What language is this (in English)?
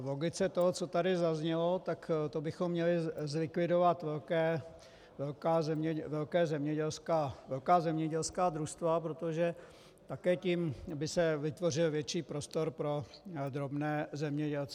Czech